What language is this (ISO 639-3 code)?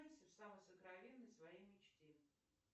rus